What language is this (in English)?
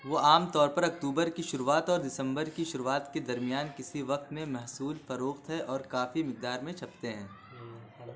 Urdu